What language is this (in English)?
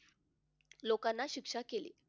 Marathi